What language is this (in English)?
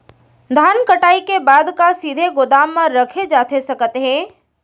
Chhattisgarhi